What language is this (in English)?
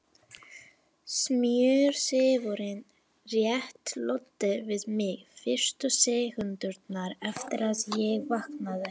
Icelandic